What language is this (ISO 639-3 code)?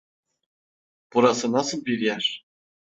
tur